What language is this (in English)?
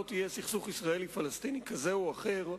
Hebrew